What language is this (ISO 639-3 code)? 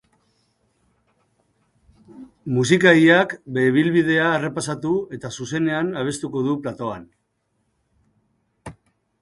eus